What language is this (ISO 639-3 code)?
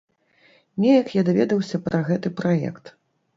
bel